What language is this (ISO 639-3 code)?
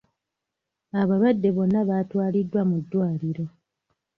lug